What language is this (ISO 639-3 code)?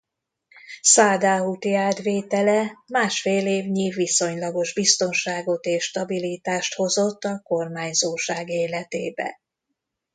hun